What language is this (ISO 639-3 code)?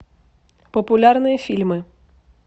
rus